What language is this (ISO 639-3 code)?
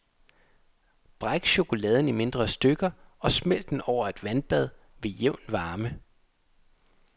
dan